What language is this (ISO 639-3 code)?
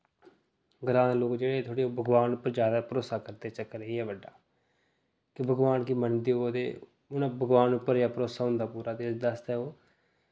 doi